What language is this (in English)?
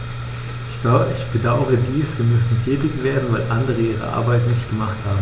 German